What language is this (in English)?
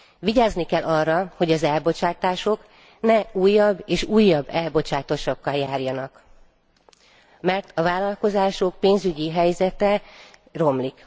Hungarian